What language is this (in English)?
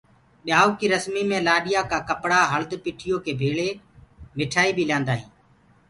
Gurgula